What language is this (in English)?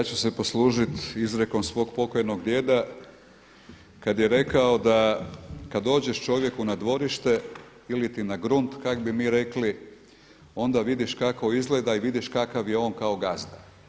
Croatian